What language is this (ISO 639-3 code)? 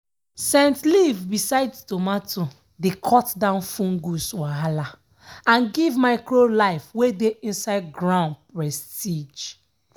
pcm